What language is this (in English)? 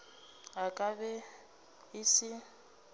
Northern Sotho